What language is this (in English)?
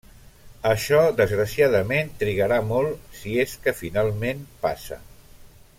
Catalan